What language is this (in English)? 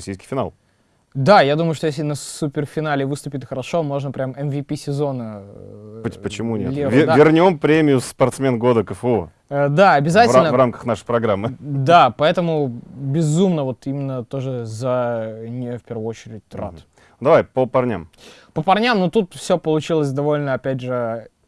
Russian